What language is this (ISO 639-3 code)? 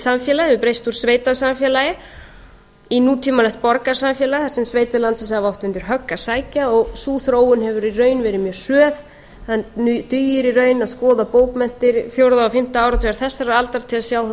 isl